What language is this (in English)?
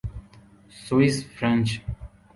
Urdu